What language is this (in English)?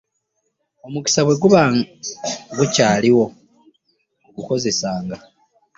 Ganda